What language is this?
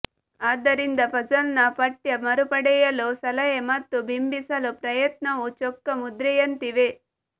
Kannada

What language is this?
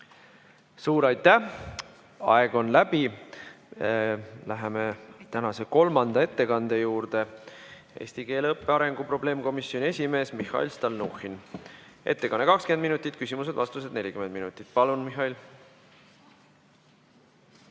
Estonian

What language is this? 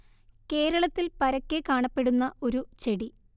Malayalam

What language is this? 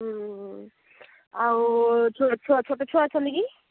Odia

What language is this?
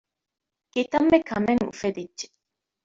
Divehi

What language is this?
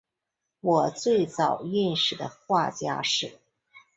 Chinese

